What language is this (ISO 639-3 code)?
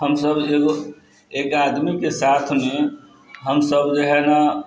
mai